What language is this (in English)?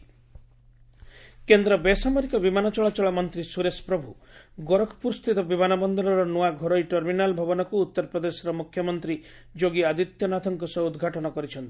Odia